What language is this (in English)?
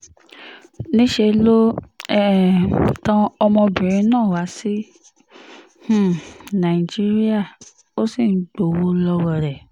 Yoruba